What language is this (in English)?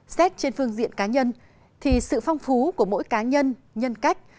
Vietnamese